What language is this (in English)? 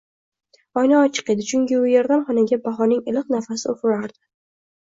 Uzbek